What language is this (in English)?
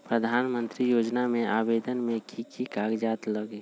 Magahi